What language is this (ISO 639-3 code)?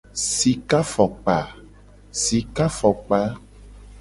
gej